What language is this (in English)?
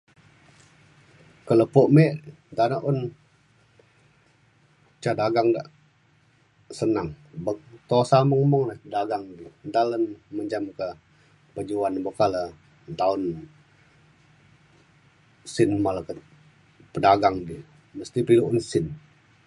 Mainstream Kenyah